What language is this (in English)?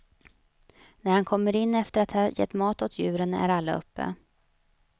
Swedish